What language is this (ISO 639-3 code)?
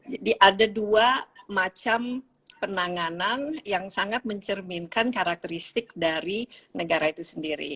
ind